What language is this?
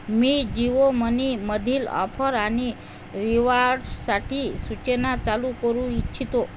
Marathi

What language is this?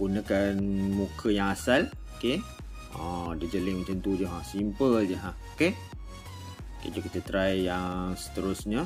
Malay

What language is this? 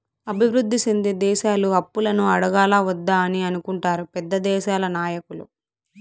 Telugu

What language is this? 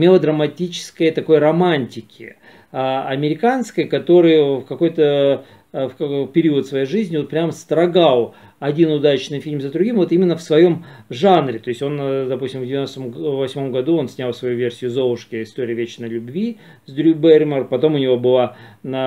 Russian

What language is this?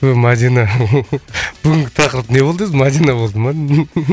Kazakh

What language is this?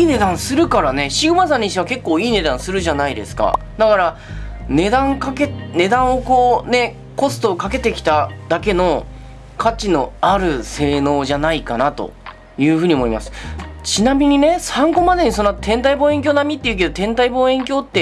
Japanese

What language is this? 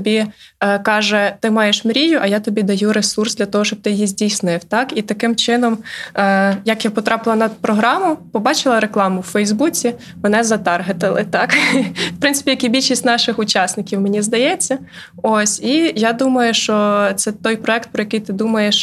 Ukrainian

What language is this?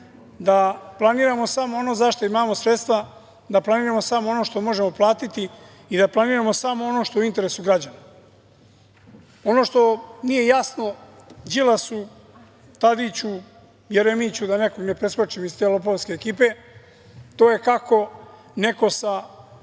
Serbian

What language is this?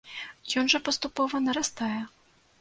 Belarusian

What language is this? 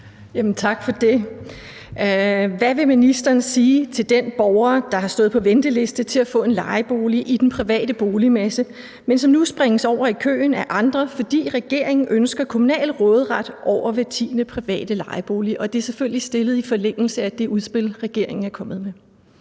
Danish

